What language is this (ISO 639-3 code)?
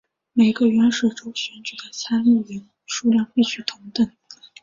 zho